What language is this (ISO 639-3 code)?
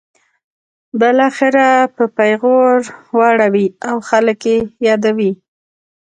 pus